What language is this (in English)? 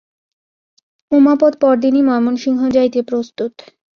Bangla